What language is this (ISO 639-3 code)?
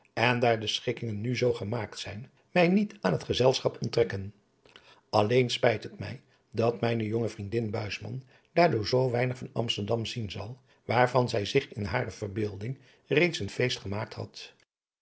nld